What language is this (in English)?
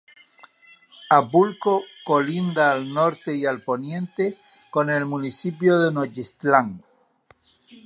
Spanish